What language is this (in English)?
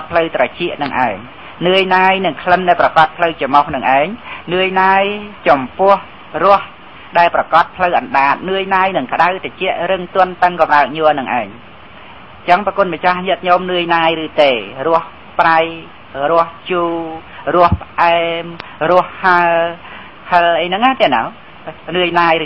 Thai